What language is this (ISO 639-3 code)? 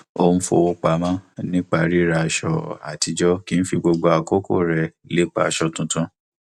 yor